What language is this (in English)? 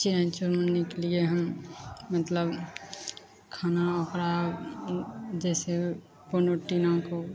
Maithili